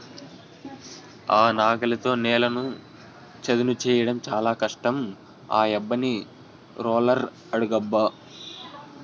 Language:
Telugu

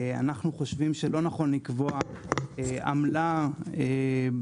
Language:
Hebrew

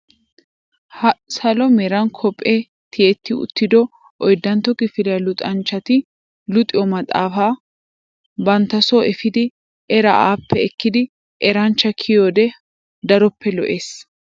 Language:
Wolaytta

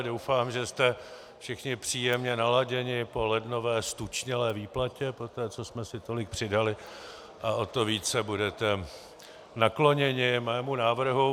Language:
Czech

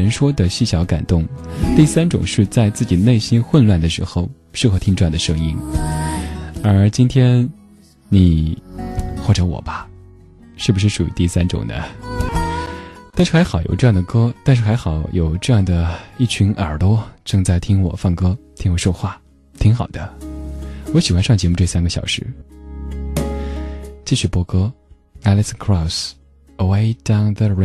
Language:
Chinese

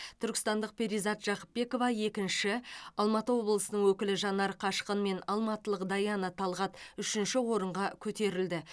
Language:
Kazakh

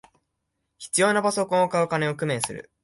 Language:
Japanese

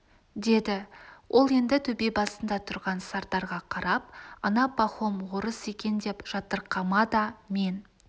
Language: Kazakh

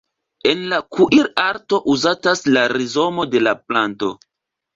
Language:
Esperanto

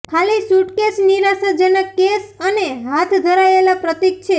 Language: Gujarati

